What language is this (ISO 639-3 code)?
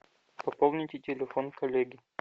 rus